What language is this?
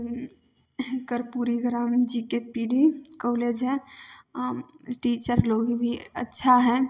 Maithili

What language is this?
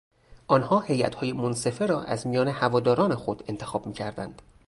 Persian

